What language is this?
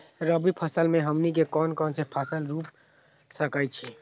Magahi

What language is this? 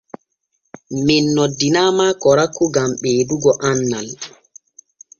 Borgu Fulfulde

